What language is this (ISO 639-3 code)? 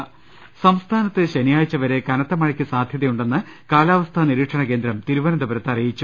mal